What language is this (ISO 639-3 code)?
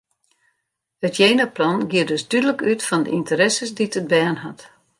fry